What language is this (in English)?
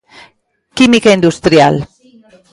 Galician